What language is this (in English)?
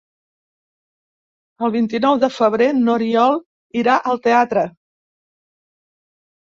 Catalan